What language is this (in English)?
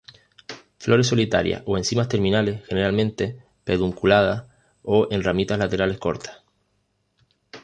Spanish